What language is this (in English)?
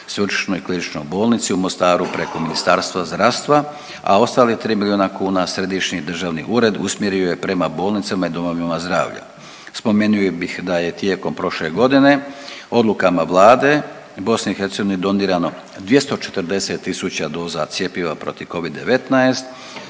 Croatian